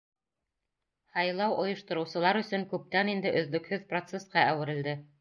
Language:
Bashkir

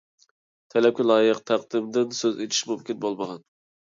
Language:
Uyghur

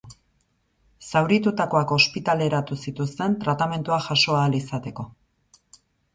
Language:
Basque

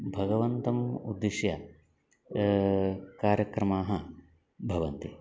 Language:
Sanskrit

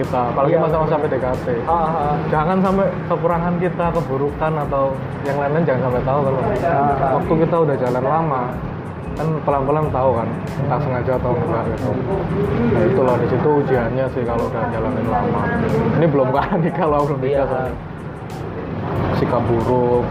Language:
Indonesian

